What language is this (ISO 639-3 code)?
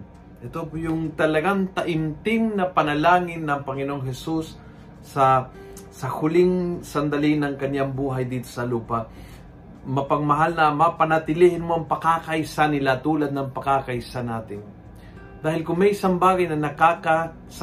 fil